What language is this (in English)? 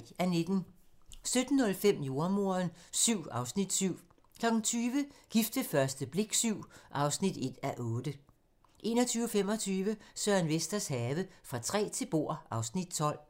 Danish